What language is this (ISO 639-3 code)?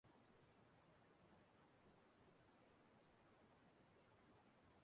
ibo